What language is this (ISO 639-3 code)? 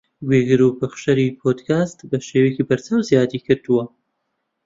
ckb